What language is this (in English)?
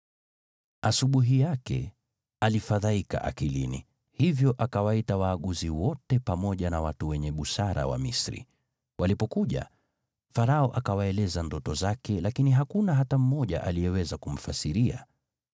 Swahili